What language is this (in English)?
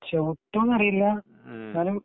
Malayalam